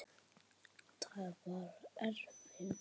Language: Icelandic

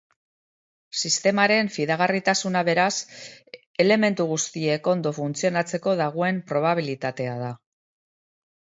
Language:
Basque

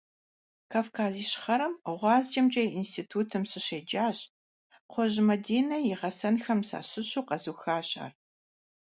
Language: Kabardian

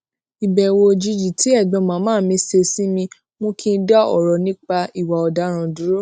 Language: Yoruba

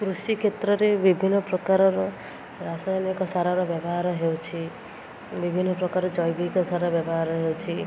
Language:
Odia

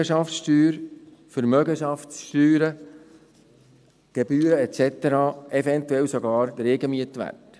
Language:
Swiss German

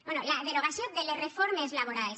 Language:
Catalan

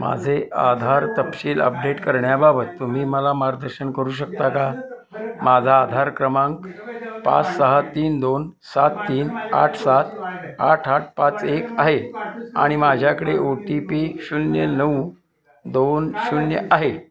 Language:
Marathi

